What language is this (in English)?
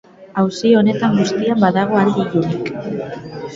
Basque